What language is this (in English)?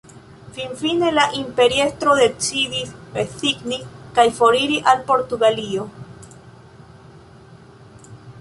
Esperanto